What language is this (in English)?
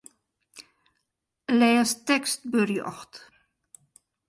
Western Frisian